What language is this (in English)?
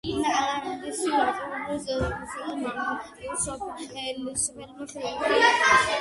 Georgian